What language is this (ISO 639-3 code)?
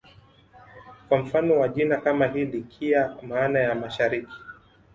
swa